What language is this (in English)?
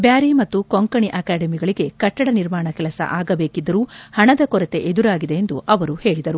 Kannada